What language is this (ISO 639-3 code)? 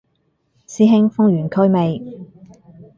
yue